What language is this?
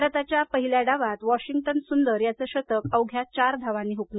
Marathi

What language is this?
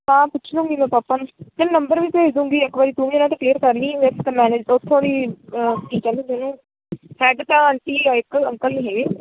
Punjabi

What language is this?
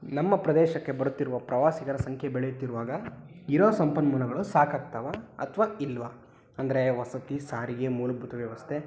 Kannada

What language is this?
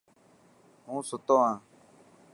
Dhatki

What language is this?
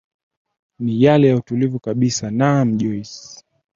Swahili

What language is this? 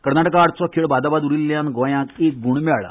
Konkani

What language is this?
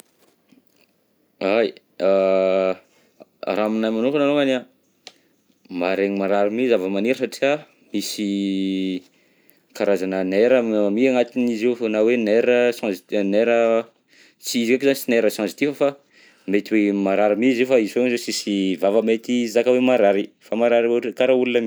Southern Betsimisaraka Malagasy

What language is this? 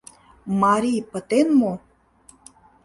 Mari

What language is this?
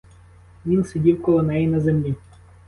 Ukrainian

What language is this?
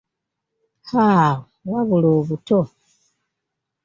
Ganda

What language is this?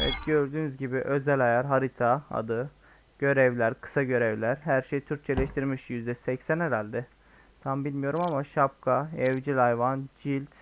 Turkish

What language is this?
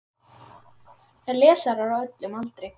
Icelandic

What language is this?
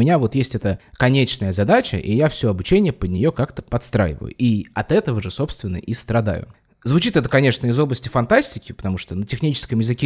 Russian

